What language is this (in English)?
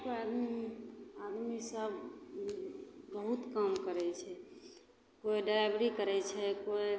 Maithili